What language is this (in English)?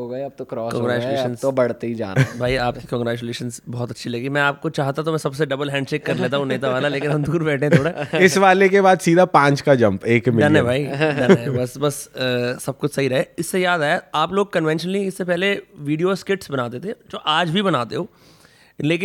Hindi